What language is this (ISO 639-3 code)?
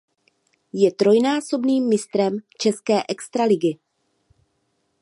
ces